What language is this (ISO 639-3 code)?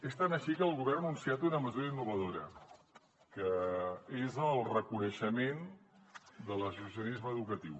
cat